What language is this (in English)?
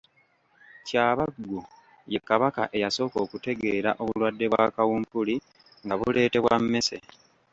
Ganda